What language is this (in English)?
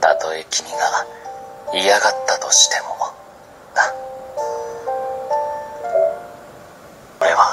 Japanese